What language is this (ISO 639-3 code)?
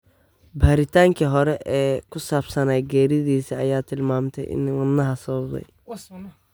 som